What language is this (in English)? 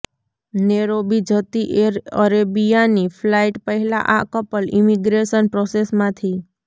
Gujarati